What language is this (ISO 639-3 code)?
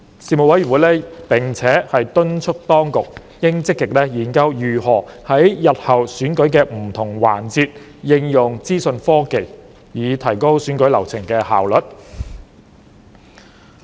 yue